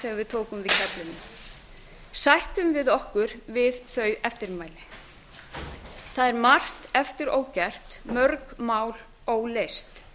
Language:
Icelandic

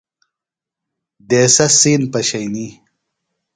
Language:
Phalura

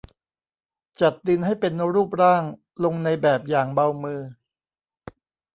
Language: Thai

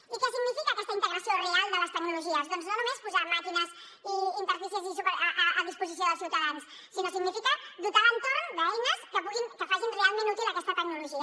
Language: Catalan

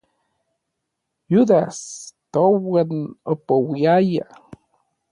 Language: Orizaba Nahuatl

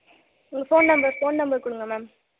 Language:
Tamil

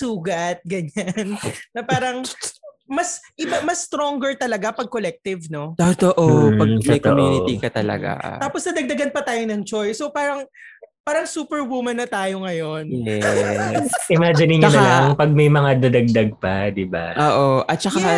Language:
Filipino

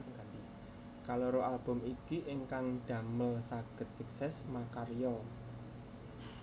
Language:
Javanese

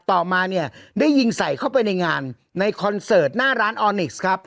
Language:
Thai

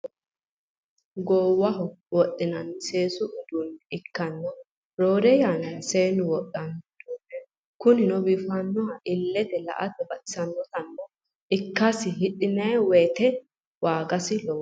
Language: Sidamo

